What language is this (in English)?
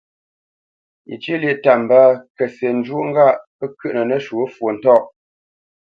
Bamenyam